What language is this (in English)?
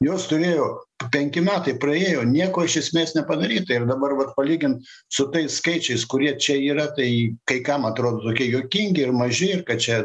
Lithuanian